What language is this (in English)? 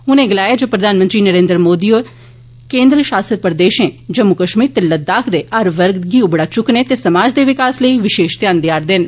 Dogri